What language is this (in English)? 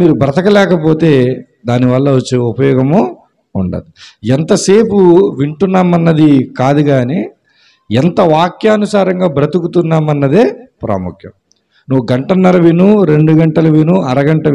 Telugu